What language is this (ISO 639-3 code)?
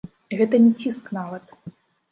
bel